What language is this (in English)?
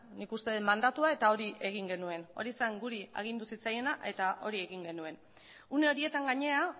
Basque